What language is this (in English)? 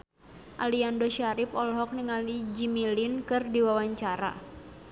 Sundanese